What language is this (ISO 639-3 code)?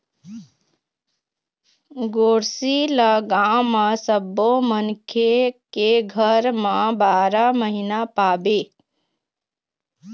hne